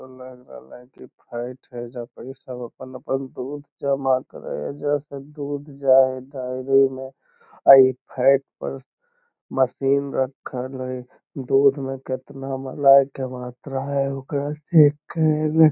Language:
Magahi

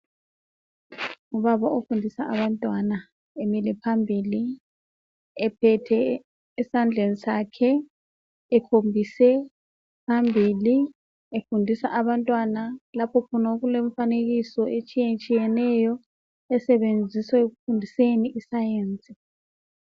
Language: North Ndebele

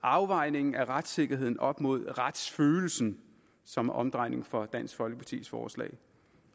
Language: Danish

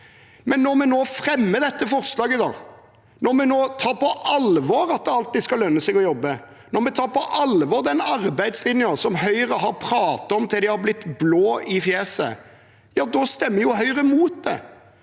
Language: Norwegian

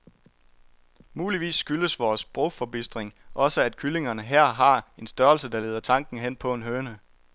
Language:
Danish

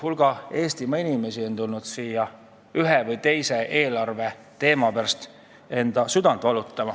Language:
Estonian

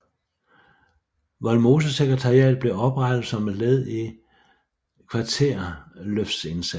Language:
Danish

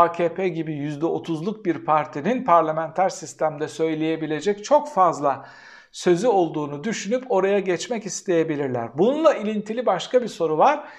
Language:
Turkish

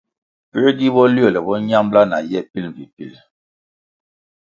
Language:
Kwasio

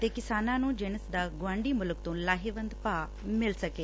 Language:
Punjabi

